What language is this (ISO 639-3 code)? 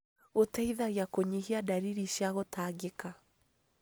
kik